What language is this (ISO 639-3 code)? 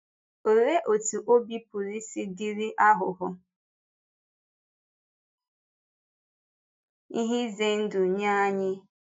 ibo